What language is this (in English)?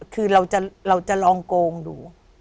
Thai